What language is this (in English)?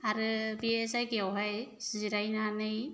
Bodo